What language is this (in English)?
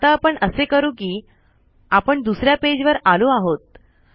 Marathi